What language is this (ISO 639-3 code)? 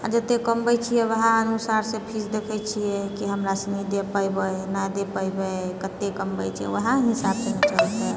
mai